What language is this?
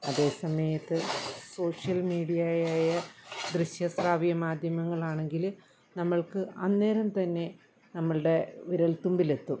Malayalam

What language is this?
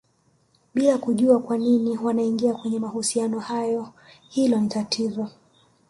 Swahili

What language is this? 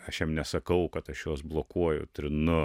Lithuanian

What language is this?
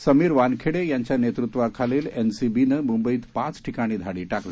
Marathi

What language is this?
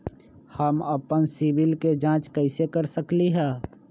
Magahi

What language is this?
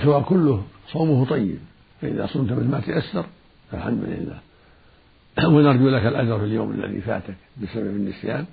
Arabic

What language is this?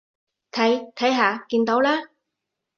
Cantonese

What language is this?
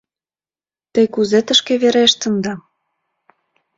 Mari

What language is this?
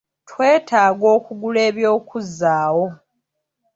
Ganda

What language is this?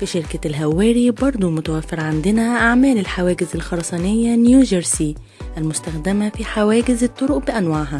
Arabic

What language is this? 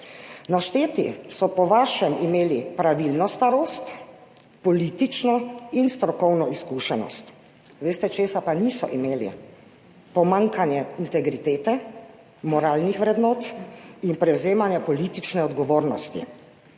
Slovenian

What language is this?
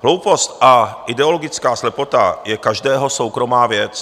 Czech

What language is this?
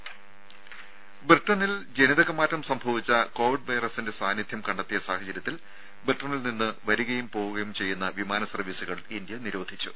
Malayalam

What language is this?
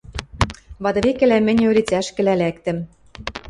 Western Mari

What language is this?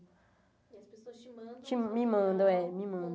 Portuguese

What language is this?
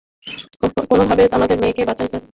Bangla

